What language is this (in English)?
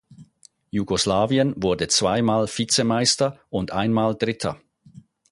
German